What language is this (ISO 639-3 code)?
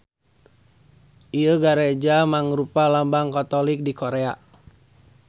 sun